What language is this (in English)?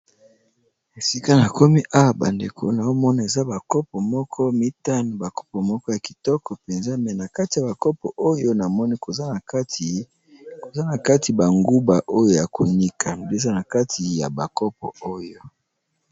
Lingala